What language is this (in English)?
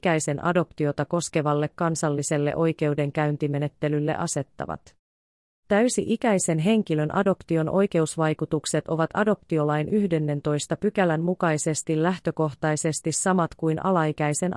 Finnish